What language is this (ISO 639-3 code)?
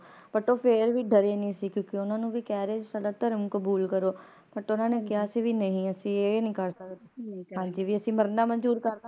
pan